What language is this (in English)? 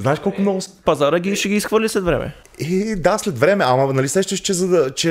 Bulgarian